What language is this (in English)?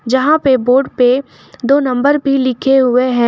Hindi